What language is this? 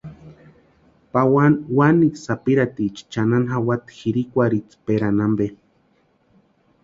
Western Highland Purepecha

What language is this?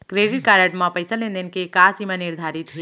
Chhattisgarhi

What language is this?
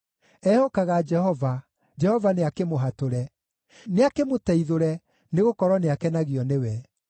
Kikuyu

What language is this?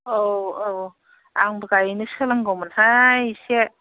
Bodo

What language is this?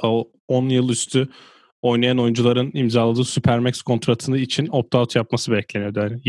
Turkish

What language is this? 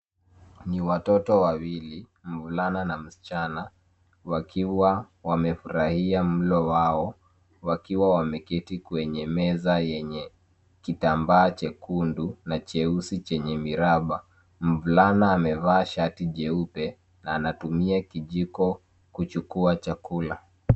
Swahili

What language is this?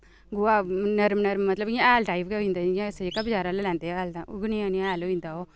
Dogri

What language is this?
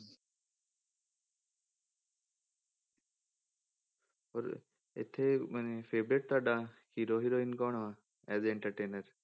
Punjabi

